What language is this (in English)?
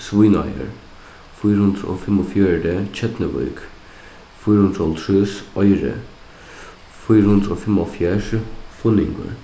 Faroese